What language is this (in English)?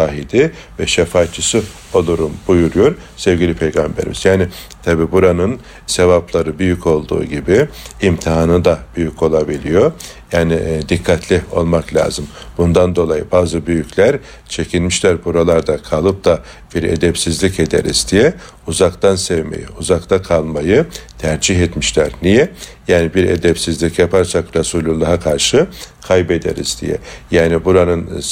Turkish